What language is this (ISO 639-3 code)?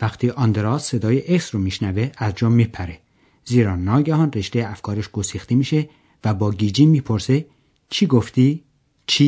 fas